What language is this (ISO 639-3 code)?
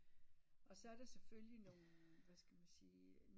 dan